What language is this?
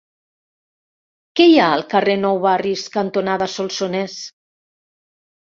Catalan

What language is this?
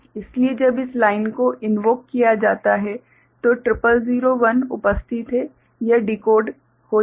Hindi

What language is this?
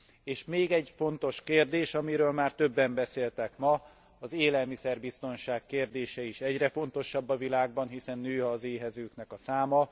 Hungarian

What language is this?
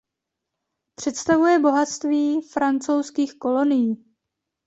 Czech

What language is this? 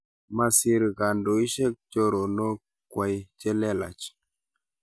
Kalenjin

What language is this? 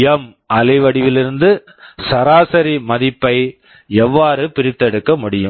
Tamil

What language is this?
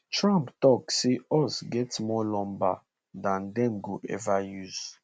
Nigerian Pidgin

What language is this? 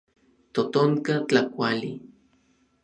Orizaba Nahuatl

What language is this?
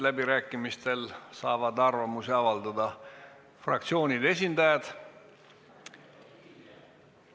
Estonian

